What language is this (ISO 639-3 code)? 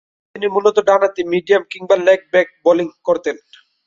ben